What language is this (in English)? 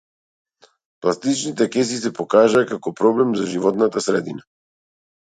Macedonian